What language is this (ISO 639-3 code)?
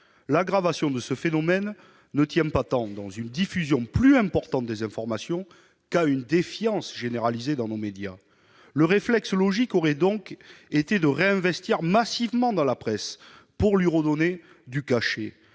fra